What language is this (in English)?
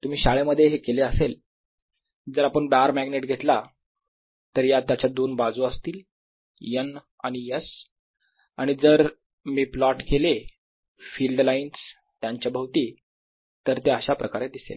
Marathi